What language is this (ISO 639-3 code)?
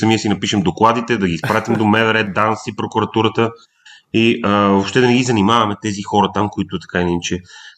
bul